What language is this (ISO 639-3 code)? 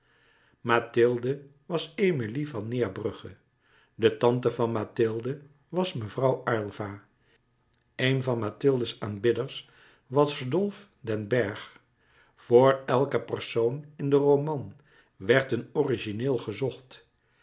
nld